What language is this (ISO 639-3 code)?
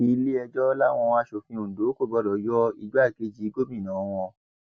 yor